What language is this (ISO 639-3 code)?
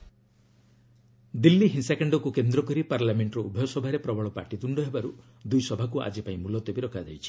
ori